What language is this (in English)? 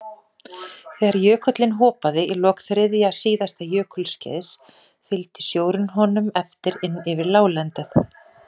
Icelandic